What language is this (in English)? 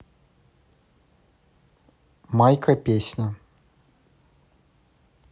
Russian